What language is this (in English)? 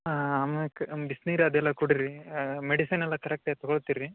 Kannada